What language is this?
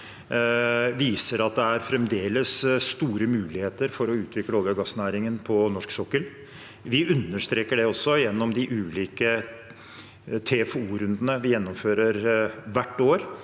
Norwegian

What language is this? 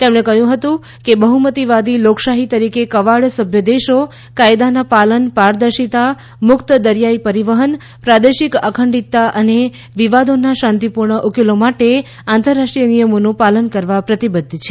Gujarati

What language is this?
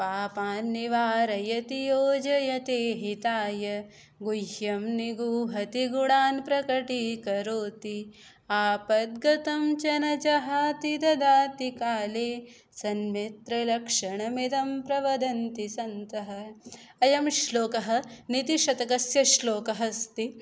Sanskrit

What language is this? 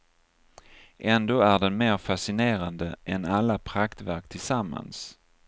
Swedish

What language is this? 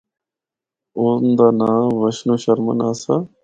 Northern Hindko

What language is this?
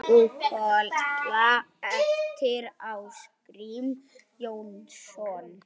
Icelandic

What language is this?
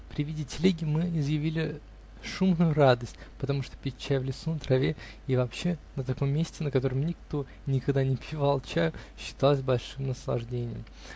Russian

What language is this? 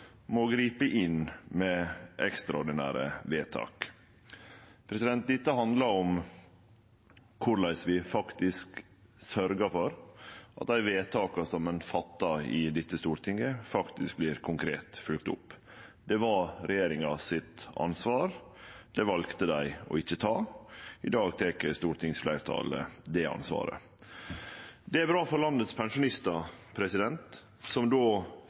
Norwegian Nynorsk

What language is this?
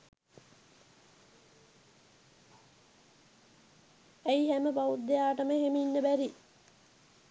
Sinhala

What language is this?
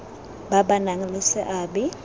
Tswana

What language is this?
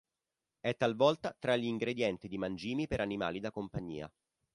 Italian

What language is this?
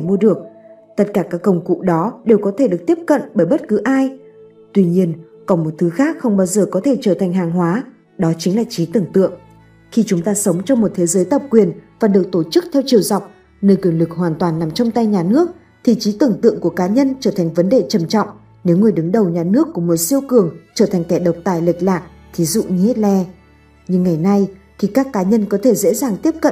Vietnamese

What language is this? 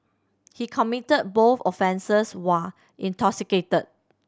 English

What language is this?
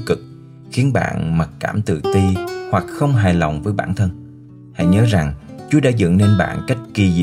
Vietnamese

